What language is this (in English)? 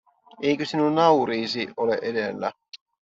Finnish